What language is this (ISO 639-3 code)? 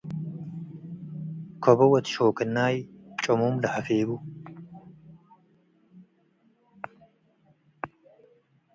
tig